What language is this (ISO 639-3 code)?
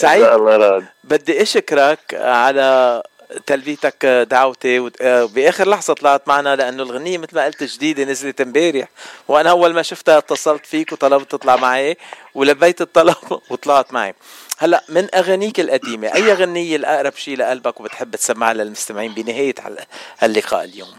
ara